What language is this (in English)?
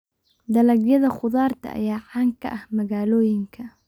Somali